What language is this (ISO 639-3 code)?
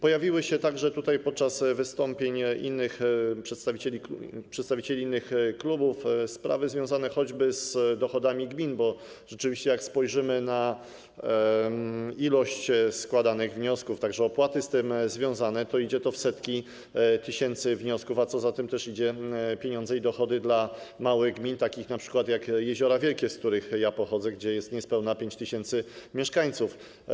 pol